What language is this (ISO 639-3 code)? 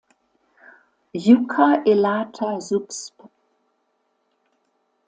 deu